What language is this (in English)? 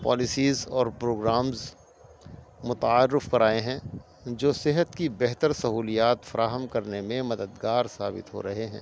Urdu